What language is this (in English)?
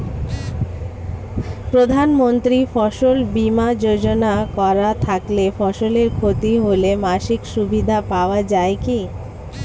Bangla